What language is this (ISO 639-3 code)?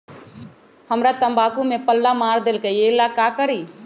mag